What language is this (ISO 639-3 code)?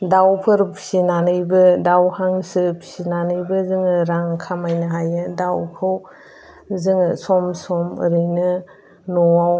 brx